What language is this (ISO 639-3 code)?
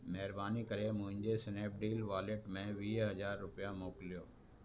snd